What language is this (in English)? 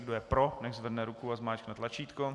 Czech